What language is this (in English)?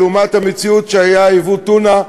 Hebrew